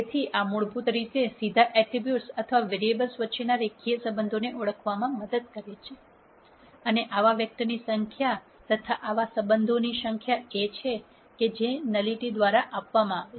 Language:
Gujarati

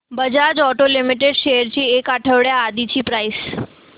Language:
Marathi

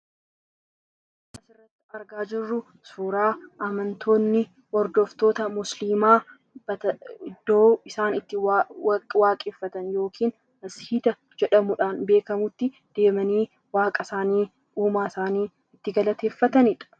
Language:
Oromo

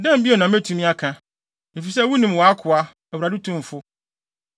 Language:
Akan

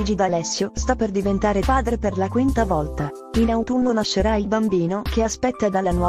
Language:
Italian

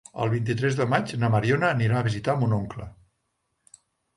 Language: Catalan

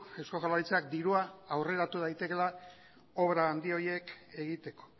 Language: Basque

